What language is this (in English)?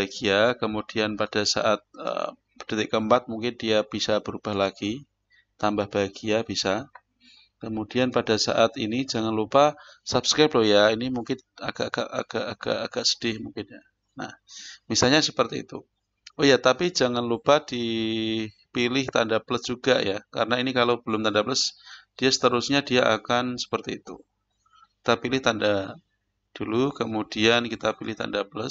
Indonesian